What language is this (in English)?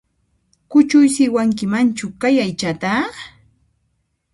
Puno Quechua